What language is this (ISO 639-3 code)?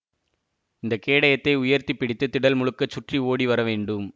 tam